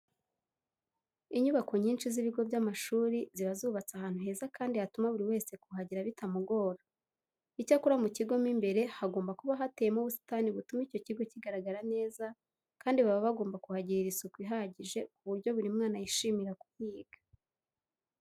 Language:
Kinyarwanda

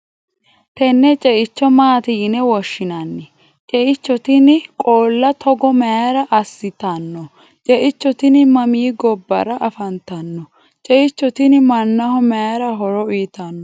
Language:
Sidamo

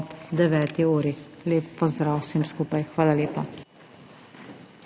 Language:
Slovenian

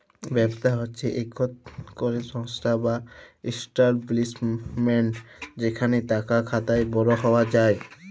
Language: Bangla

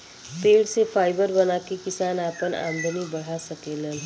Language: Bhojpuri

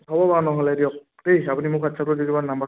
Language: Assamese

